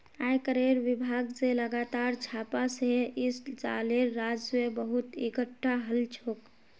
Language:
Magahi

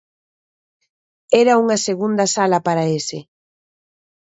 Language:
Galician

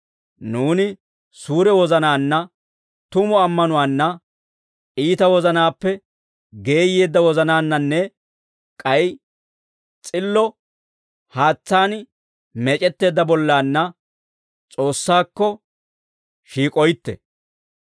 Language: Dawro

